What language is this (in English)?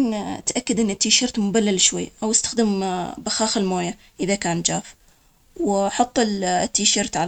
Omani Arabic